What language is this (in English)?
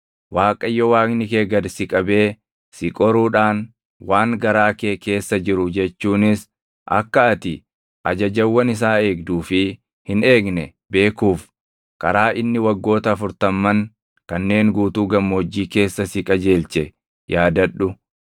Oromo